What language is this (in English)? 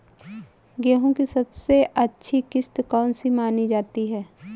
Hindi